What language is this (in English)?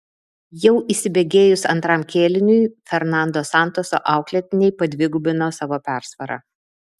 Lithuanian